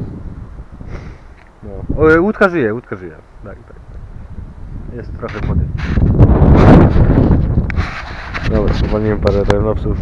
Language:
Polish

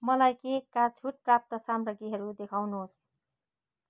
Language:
Nepali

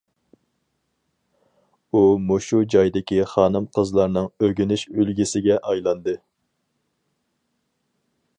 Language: Uyghur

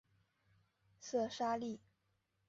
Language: Chinese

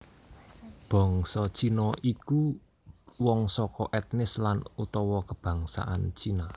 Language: Javanese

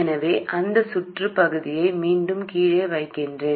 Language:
Tamil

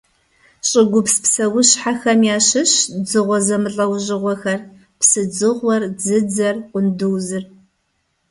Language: Kabardian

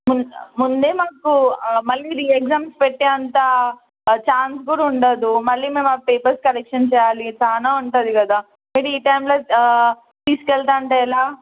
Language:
Telugu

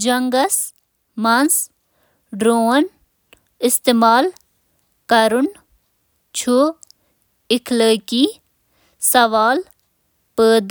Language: Kashmiri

